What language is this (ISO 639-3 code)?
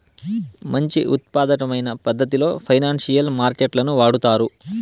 tel